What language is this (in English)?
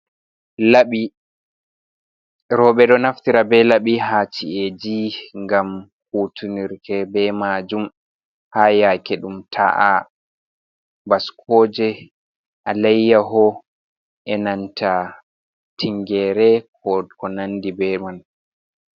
Fula